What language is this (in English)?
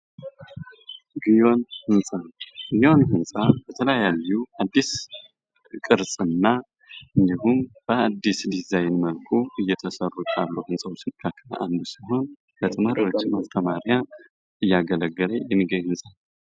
Amharic